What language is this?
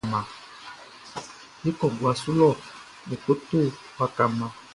Baoulé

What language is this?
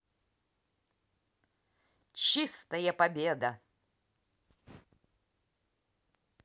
Russian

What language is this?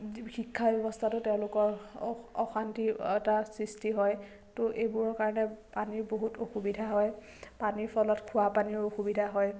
Assamese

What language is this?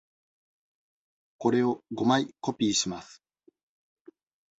Japanese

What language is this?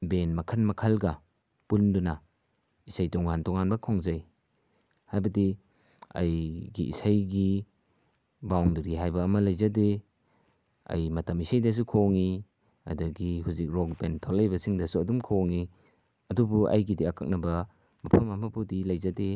Manipuri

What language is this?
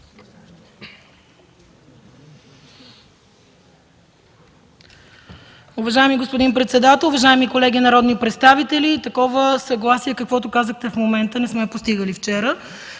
Bulgarian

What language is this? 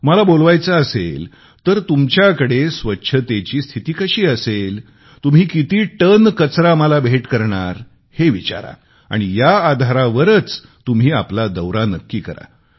Marathi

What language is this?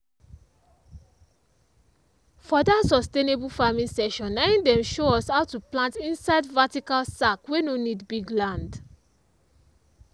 Nigerian Pidgin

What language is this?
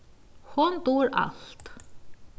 Faroese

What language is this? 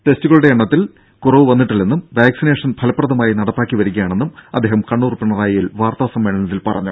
Malayalam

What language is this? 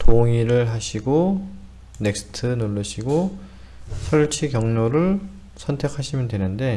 Korean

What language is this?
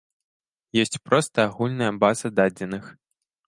Belarusian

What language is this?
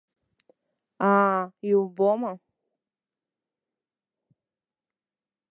Abkhazian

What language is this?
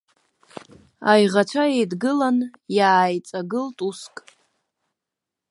Abkhazian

